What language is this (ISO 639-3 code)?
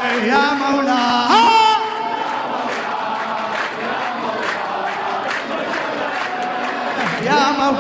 ara